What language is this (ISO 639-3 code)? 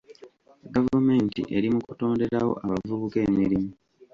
lug